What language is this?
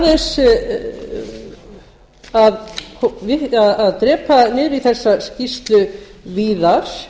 Icelandic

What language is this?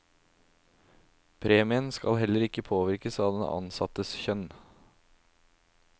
Norwegian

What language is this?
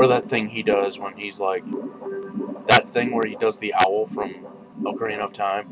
English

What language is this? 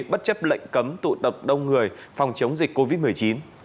Vietnamese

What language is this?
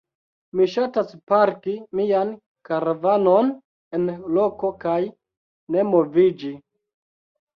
Esperanto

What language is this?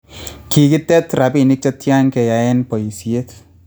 Kalenjin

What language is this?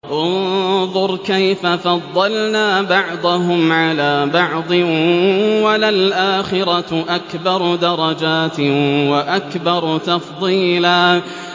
Arabic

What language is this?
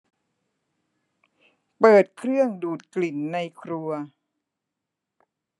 Thai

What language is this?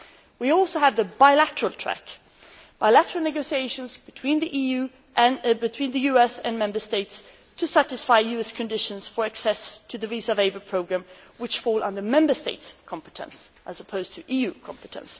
English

